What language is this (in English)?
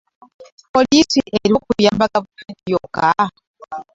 Ganda